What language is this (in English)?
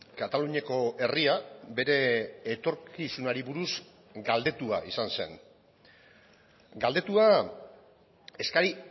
Basque